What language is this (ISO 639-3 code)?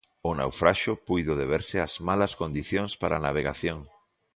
glg